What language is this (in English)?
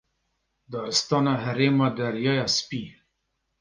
Kurdish